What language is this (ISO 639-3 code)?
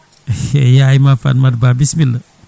ful